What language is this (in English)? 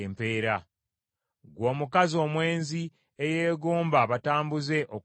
Ganda